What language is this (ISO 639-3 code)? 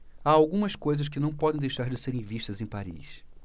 por